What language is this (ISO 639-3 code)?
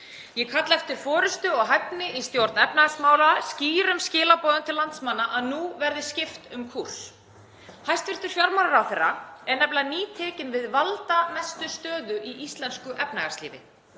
isl